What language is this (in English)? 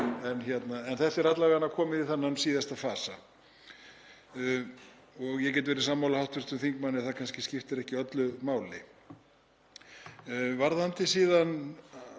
Icelandic